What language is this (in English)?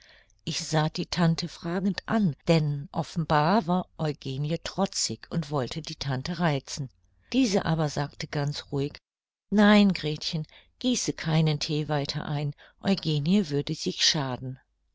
German